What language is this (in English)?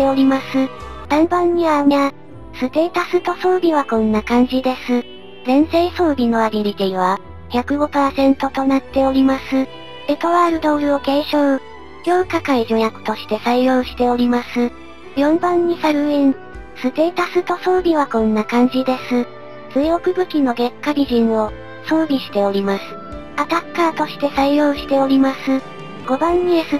Japanese